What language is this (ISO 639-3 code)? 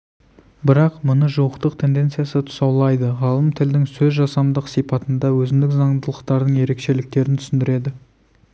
kaz